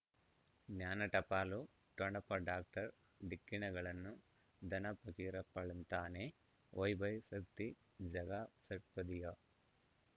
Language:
Kannada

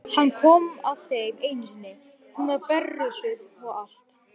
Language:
Icelandic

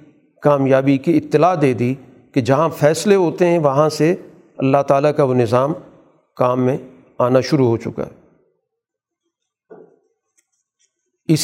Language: Urdu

